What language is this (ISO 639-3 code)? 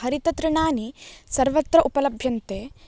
san